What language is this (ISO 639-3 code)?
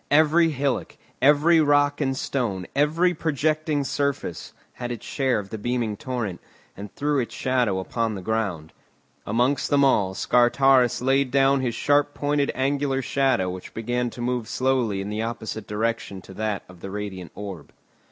eng